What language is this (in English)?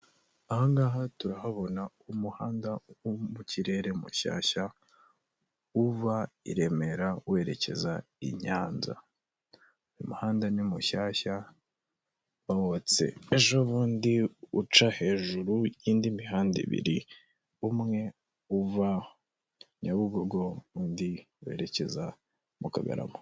Kinyarwanda